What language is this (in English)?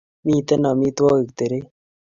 Kalenjin